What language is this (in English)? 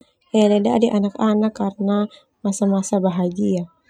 Termanu